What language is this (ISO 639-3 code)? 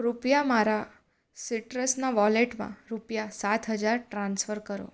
guj